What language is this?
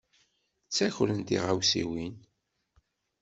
Kabyle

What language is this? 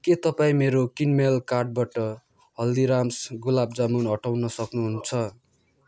Nepali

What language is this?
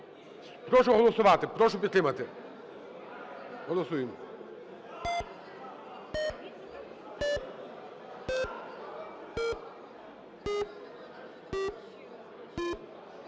Ukrainian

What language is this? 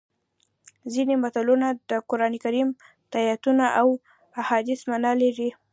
Pashto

